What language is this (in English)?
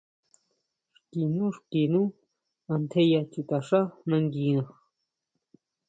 Huautla Mazatec